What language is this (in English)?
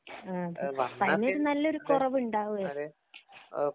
Malayalam